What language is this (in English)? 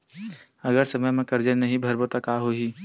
Chhattisgarhi